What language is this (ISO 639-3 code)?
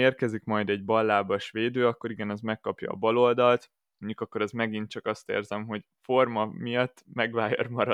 hun